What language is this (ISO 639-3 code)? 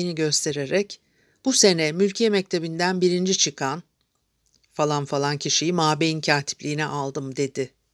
tur